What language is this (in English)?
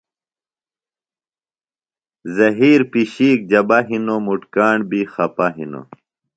Phalura